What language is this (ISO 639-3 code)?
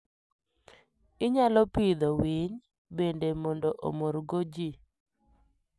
luo